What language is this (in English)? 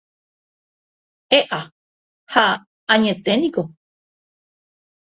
Guarani